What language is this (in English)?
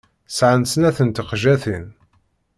Kabyle